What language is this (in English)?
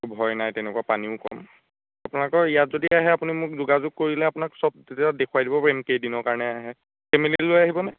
Assamese